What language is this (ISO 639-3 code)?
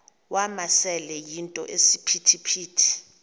xho